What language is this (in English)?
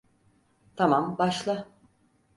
Turkish